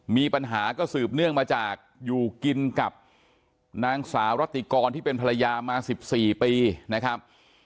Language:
Thai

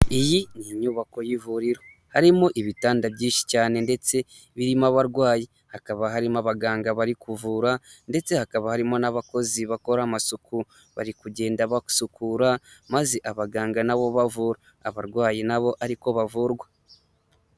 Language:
Kinyarwanda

